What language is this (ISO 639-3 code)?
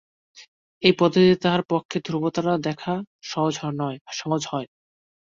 ben